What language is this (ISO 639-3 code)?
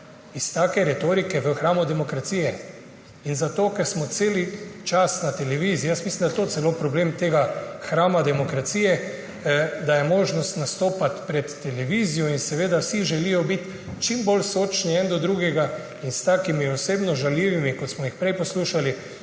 slv